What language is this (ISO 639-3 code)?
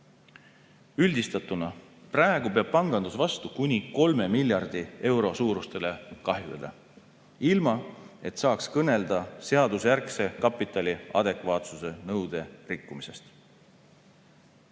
est